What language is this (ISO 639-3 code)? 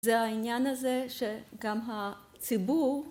heb